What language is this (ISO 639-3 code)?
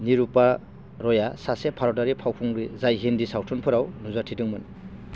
brx